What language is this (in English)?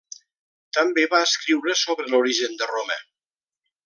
Catalan